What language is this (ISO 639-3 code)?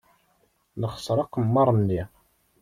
kab